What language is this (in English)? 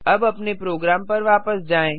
Hindi